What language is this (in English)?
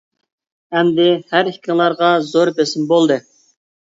Uyghur